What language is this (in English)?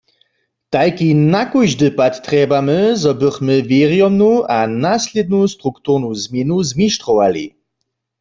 Upper Sorbian